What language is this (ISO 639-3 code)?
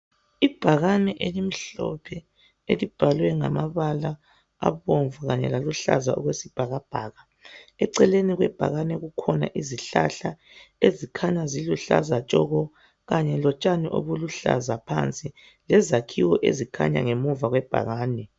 nde